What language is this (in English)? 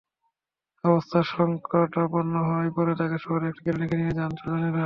Bangla